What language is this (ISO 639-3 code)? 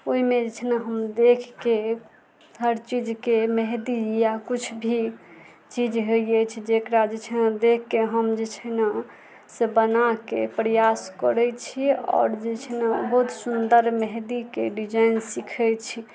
mai